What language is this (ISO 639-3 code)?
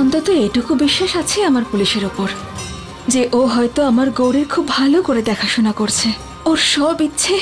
ben